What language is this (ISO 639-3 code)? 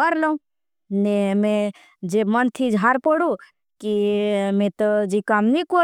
bhb